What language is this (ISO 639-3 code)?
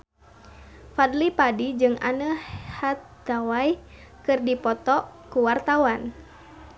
sun